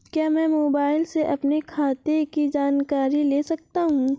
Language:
Hindi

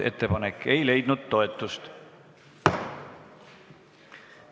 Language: Estonian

